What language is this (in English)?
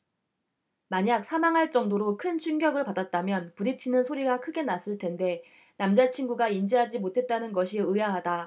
Korean